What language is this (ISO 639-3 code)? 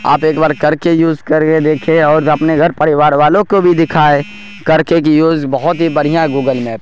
urd